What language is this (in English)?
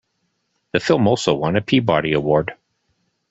English